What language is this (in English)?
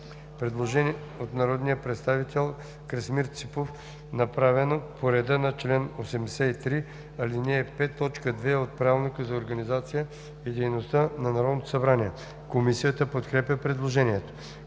Bulgarian